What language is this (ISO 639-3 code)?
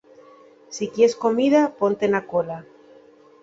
ast